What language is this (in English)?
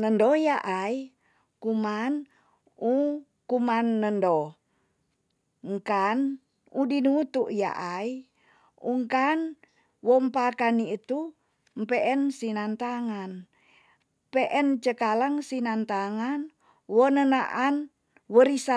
Tonsea